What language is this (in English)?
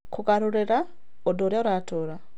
Kikuyu